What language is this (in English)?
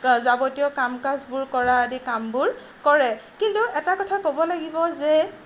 Assamese